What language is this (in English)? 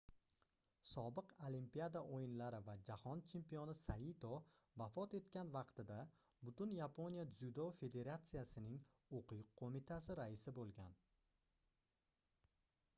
Uzbek